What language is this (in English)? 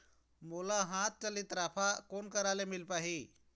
Chhattisgarhi